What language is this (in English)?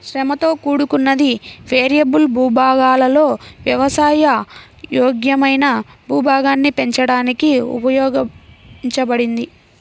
Telugu